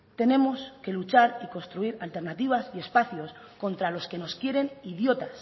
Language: Spanish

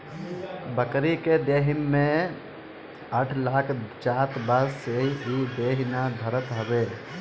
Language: Bhojpuri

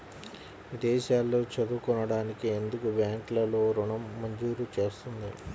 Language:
Telugu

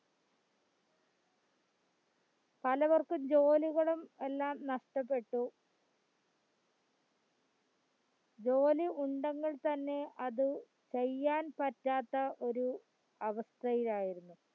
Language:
Malayalam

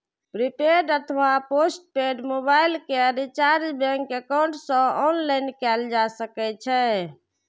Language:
Maithili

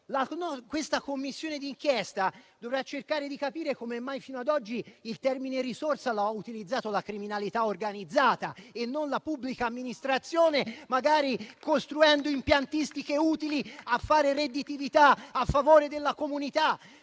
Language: Italian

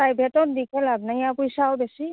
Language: Assamese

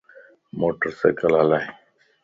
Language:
Lasi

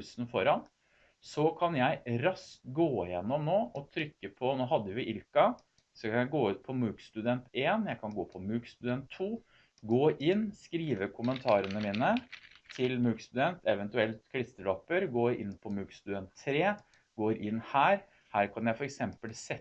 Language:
Norwegian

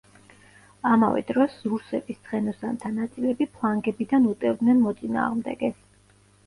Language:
Georgian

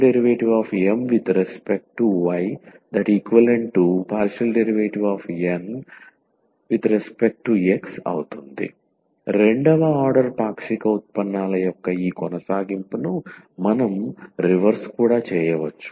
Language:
Telugu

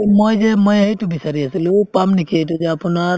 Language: Assamese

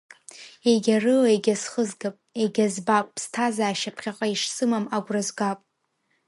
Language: Abkhazian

